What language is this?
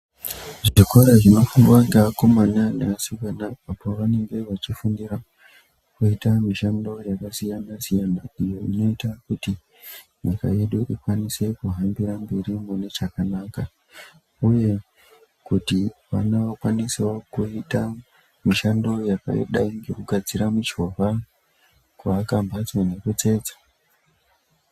Ndau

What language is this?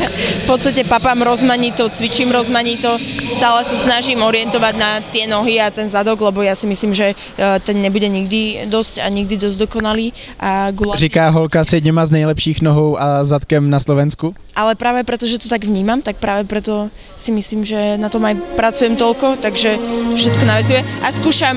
Czech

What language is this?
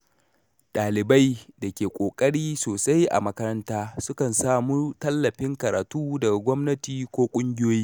Hausa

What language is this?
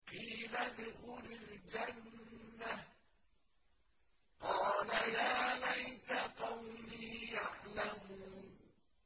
Arabic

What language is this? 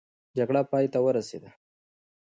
Pashto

